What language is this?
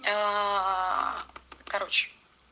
Russian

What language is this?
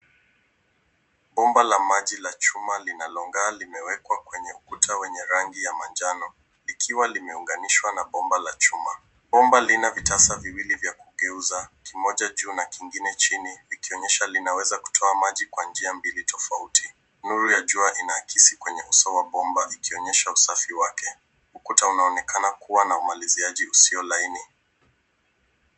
Swahili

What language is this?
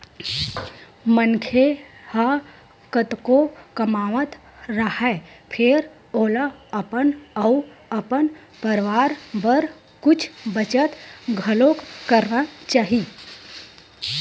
Chhattisgarhi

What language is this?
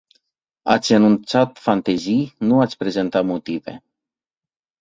Romanian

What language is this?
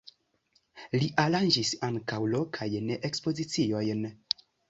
Esperanto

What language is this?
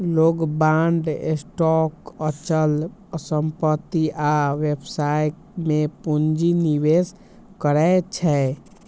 Maithili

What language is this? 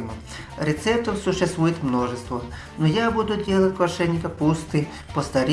Russian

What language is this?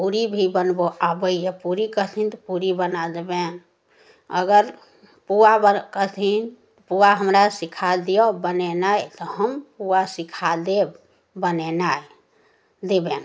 Maithili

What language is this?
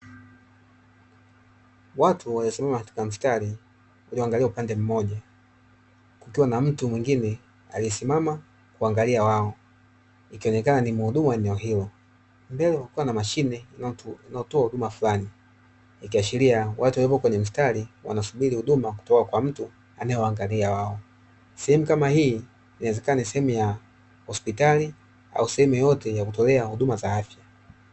Swahili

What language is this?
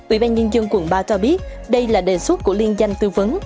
Vietnamese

